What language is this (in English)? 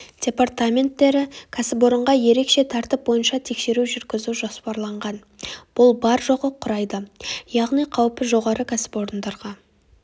Kazakh